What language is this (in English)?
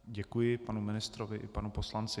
Czech